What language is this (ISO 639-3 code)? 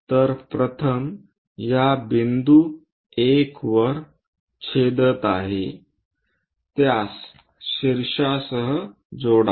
mar